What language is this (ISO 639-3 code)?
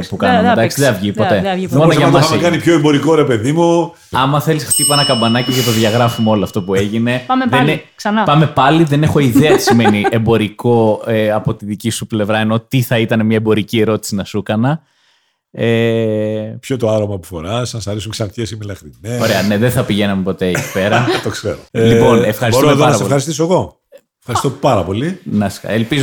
ell